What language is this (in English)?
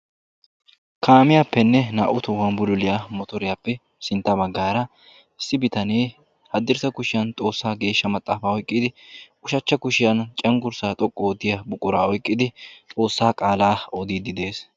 Wolaytta